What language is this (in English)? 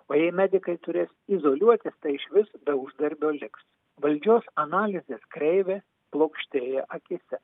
Lithuanian